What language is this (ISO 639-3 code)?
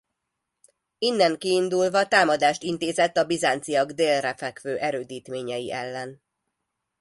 hun